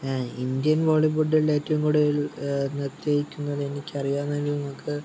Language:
Malayalam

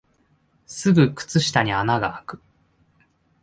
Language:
Japanese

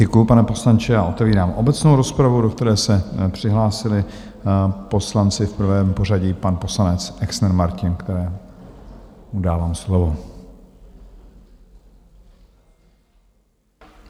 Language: Czech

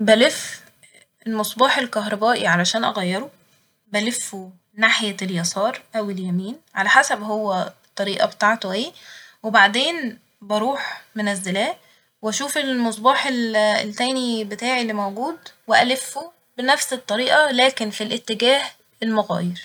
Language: Egyptian Arabic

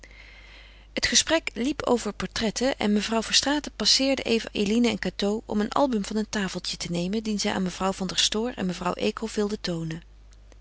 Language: Dutch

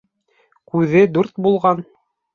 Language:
Bashkir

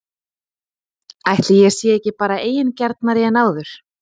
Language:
Icelandic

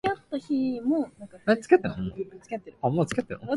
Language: Japanese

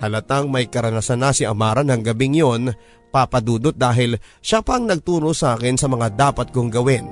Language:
Filipino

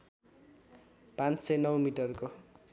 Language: Nepali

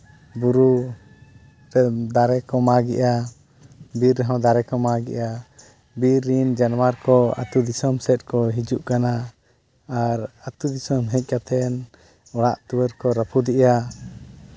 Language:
Santali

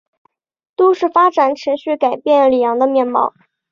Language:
Chinese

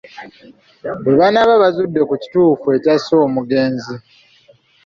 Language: Ganda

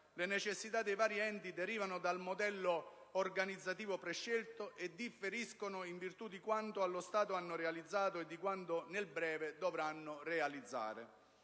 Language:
Italian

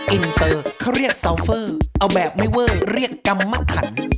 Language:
Thai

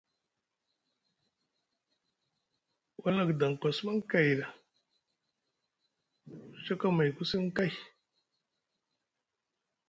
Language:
Musgu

